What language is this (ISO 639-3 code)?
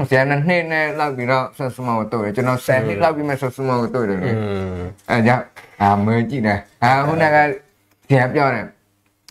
tha